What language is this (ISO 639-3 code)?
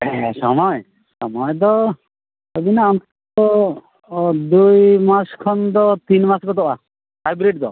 sat